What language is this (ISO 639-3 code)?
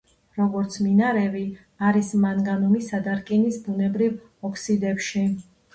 kat